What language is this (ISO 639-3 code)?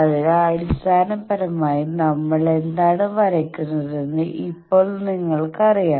mal